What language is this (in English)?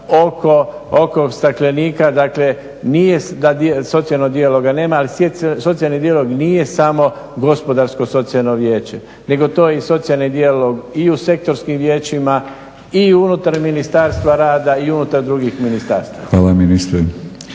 Croatian